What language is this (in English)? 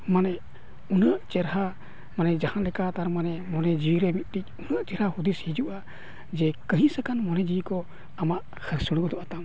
Santali